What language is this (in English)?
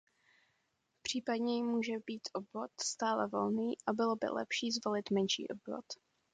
Czech